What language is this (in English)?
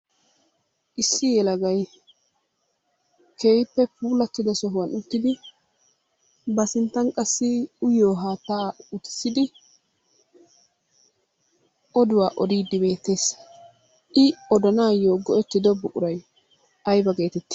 Wolaytta